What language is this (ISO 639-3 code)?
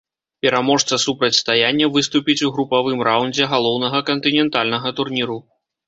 bel